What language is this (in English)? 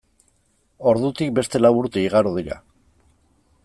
Basque